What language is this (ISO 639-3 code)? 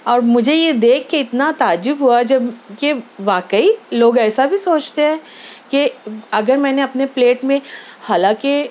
urd